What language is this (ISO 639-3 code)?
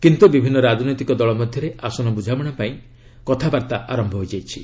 ori